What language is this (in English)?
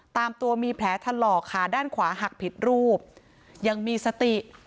Thai